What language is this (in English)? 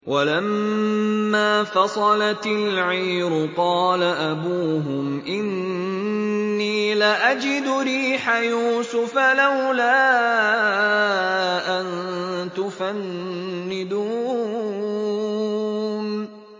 Arabic